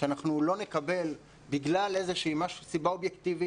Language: Hebrew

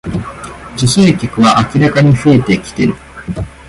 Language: Japanese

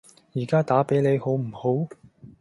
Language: Cantonese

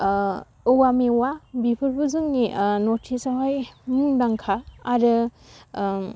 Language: Bodo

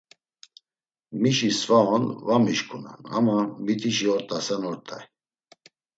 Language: Laz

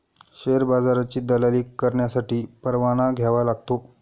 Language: Marathi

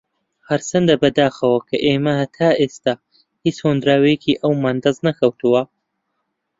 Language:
Central Kurdish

